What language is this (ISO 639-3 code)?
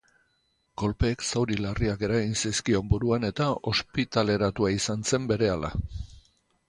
eus